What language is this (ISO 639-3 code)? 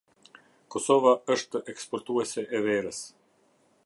sqi